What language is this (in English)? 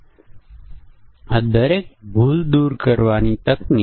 Gujarati